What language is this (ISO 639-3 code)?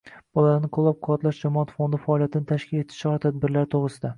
uzb